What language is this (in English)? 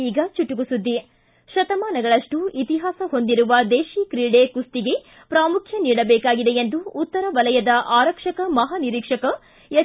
Kannada